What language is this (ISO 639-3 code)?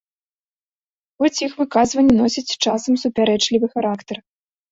bel